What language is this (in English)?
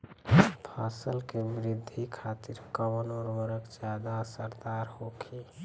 Bhojpuri